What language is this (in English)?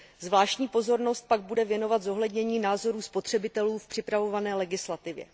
Czech